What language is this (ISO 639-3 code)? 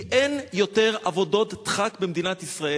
heb